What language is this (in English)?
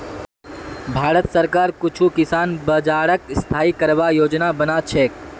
Magahi